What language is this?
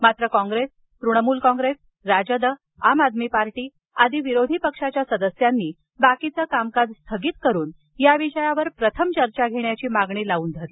Marathi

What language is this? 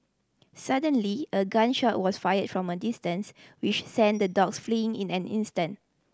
English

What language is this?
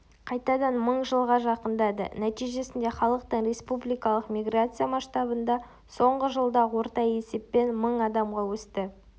Kazakh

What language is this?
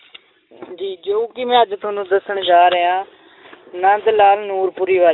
Punjabi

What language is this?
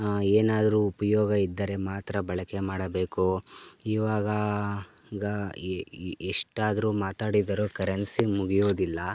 Kannada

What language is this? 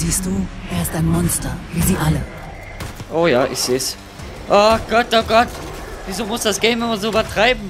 German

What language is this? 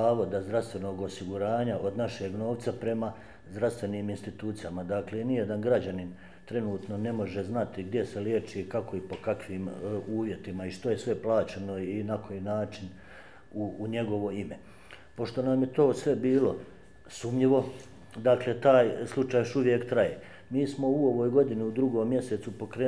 Croatian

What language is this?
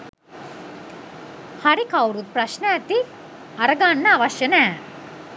Sinhala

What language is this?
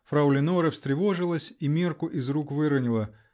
Russian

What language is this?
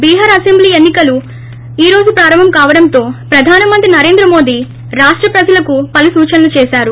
Telugu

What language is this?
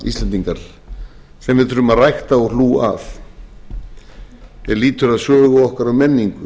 Icelandic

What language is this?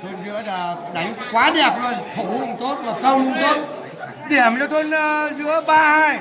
Vietnamese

